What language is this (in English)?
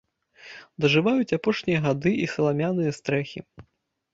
Belarusian